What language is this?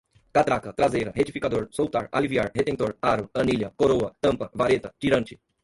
Portuguese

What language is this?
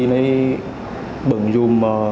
Vietnamese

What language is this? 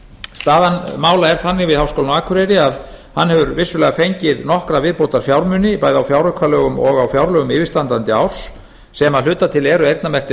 Icelandic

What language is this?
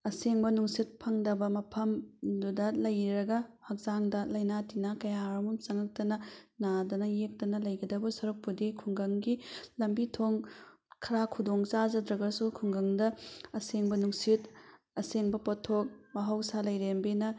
Manipuri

